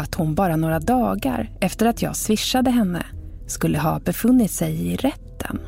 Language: Swedish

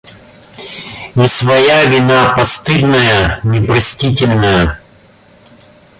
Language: Russian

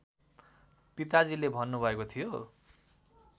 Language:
Nepali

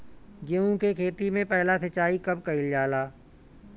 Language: Bhojpuri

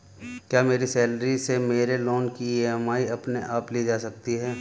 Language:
Hindi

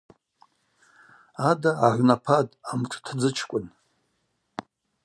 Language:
Abaza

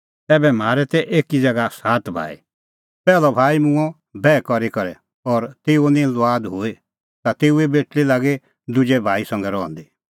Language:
Kullu Pahari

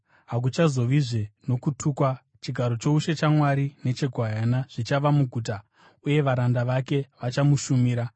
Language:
Shona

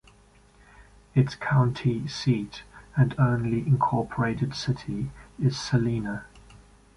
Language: English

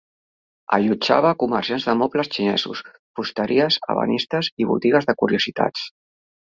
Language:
Catalan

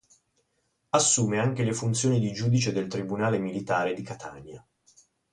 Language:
Italian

